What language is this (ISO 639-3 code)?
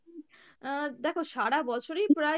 ben